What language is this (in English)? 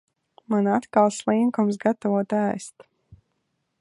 Latvian